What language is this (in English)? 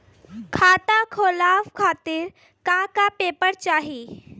Bhojpuri